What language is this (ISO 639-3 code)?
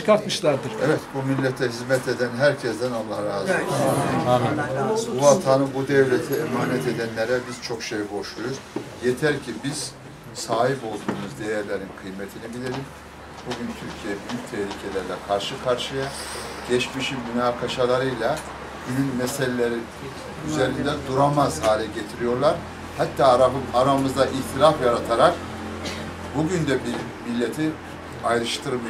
tur